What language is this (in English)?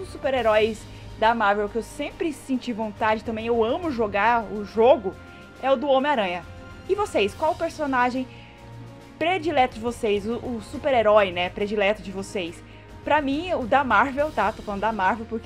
Portuguese